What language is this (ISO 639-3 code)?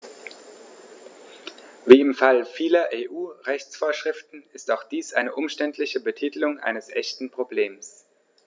deu